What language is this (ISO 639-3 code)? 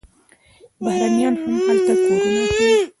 pus